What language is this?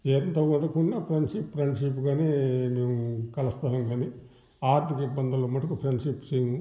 Telugu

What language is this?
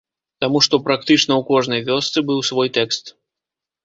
Belarusian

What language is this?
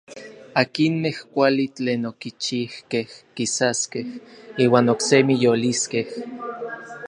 Orizaba Nahuatl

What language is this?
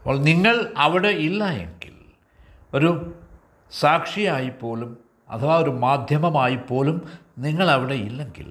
Malayalam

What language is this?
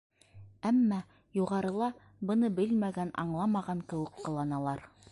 Bashkir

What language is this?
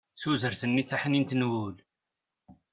Kabyle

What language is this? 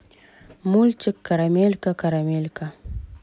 Russian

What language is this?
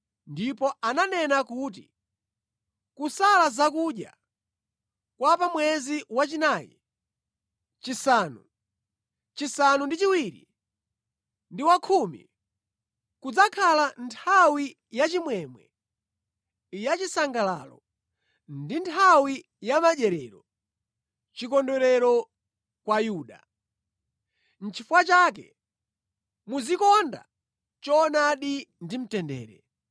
Nyanja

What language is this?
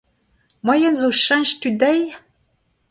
Breton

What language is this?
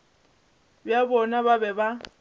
Northern Sotho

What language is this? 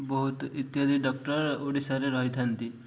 Odia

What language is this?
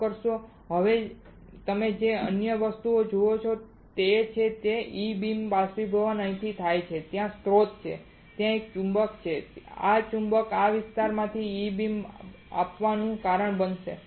Gujarati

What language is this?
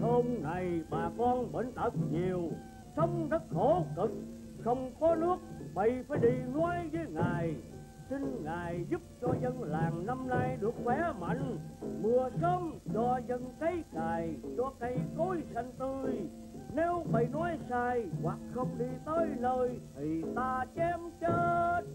Vietnamese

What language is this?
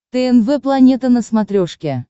Russian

